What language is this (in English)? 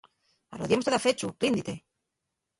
Asturian